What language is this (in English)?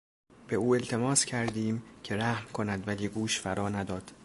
Persian